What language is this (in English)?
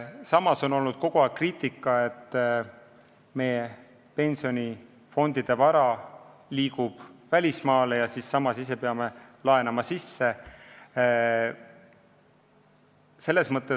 Estonian